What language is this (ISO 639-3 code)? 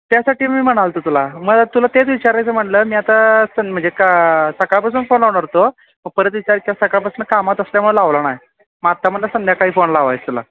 mar